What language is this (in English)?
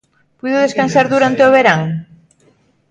Galician